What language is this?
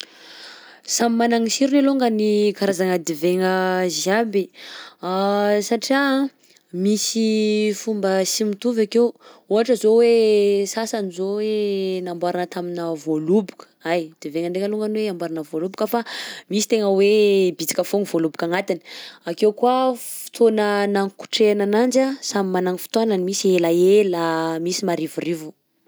Southern Betsimisaraka Malagasy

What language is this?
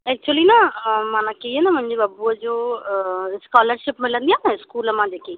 Sindhi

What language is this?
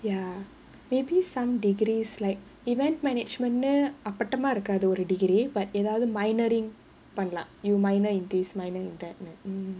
English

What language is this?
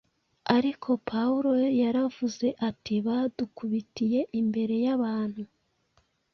Kinyarwanda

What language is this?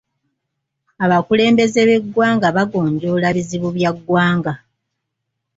Ganda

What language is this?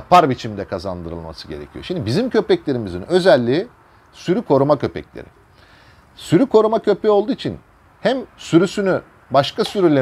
Turkish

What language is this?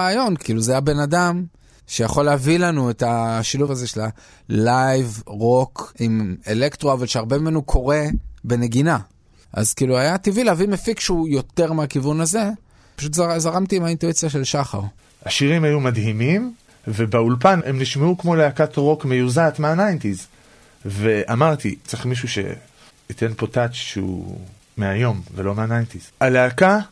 Hebrew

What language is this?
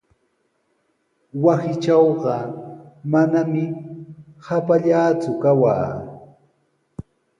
Sihuas Ancash Quechua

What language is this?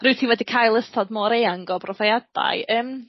Welsh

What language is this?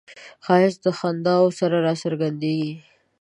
Pashto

